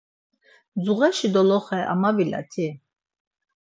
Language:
Laz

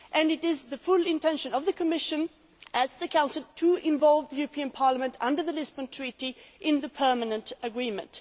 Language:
English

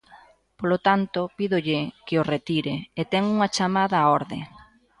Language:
Galician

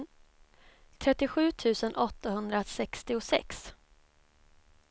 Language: Swedish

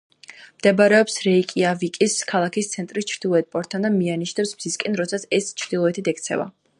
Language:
Georgian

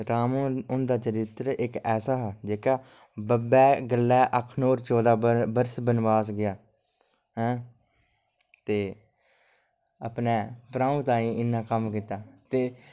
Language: Dogri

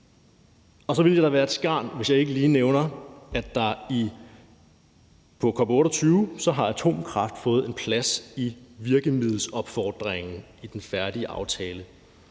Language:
Danish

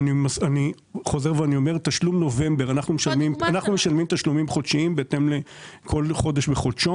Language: Hebrew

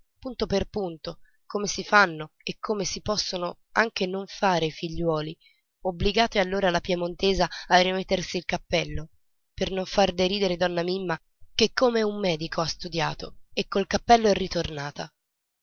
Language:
Italian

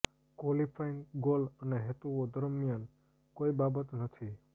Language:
Gujarati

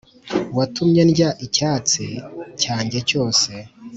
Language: Kinyarwanda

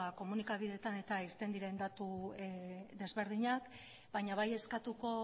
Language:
Basque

